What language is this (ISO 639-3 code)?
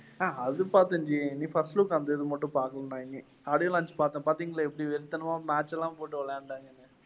tam